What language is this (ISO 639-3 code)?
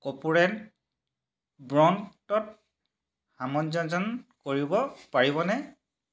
asm